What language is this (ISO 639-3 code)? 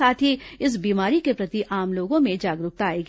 hin